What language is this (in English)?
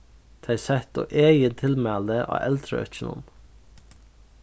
Faroese